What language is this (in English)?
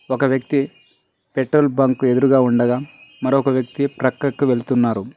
Telugu